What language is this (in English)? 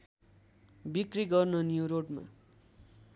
Nepali